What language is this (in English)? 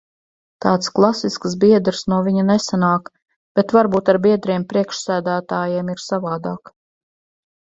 Latvian